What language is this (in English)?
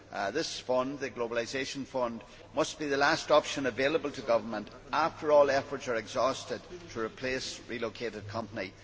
English